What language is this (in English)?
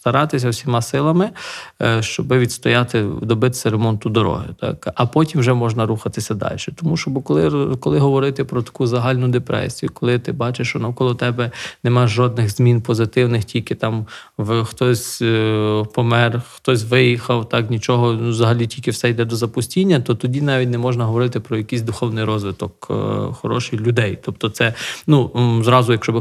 Ukrainian